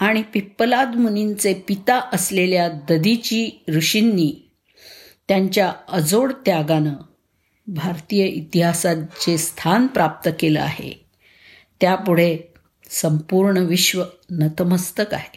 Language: Marathi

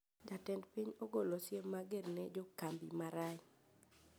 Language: Luo (Kenya and Tanzania)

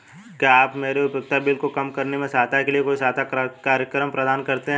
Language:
Hindi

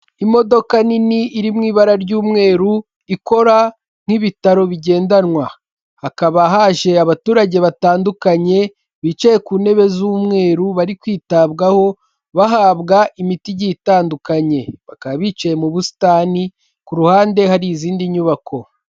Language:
Kinyarwanda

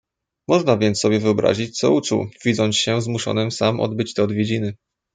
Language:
Polish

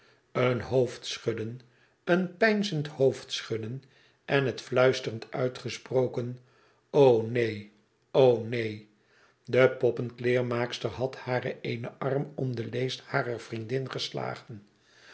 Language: Dutch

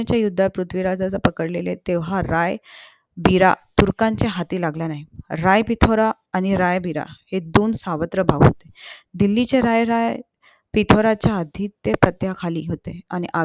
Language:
Marathi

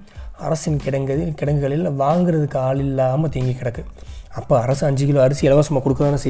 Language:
Tamil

